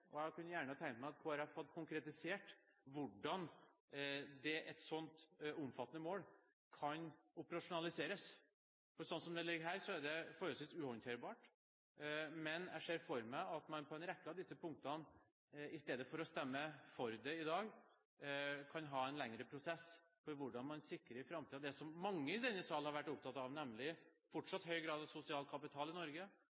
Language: Norwegian Bokmål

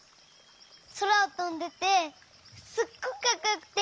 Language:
Japanese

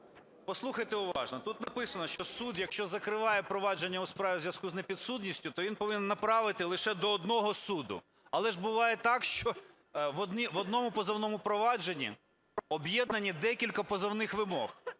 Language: Ukrainian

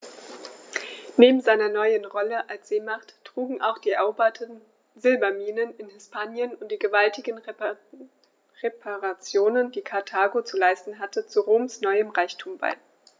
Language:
German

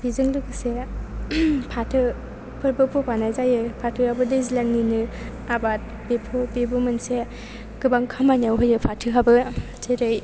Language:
Bodo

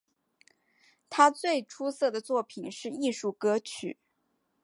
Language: Chinese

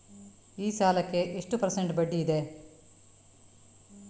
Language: Kannada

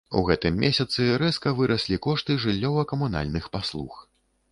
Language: Belarusian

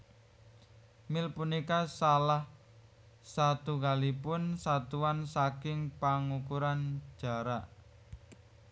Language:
Javanese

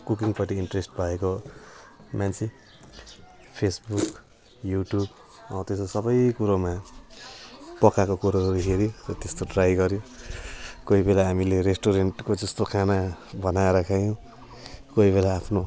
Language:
Nepali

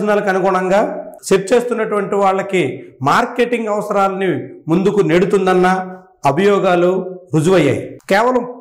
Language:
Telugu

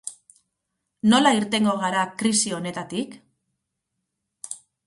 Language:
Basque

